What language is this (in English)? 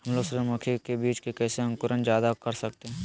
Magahi